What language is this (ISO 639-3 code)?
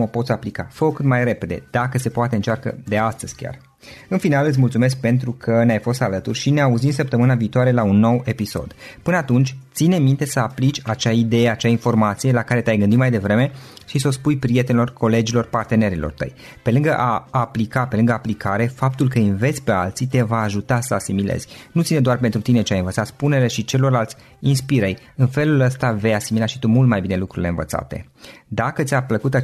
ron